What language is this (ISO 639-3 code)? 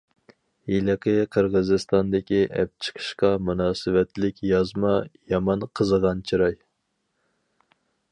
uig